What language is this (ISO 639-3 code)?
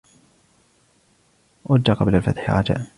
ara